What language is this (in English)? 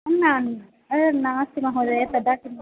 Sanskrit